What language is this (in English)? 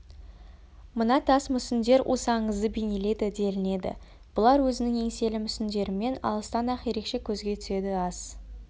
Kazakh